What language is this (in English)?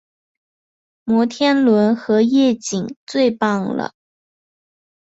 Chinese